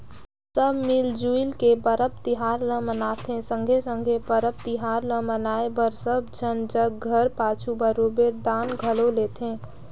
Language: Chhattisgarhi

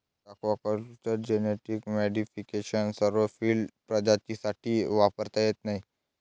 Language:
Marathi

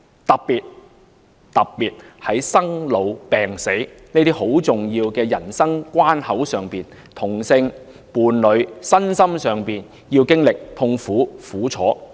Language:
Cantonese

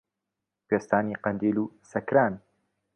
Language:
Central Kurdish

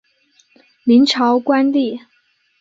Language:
Chinese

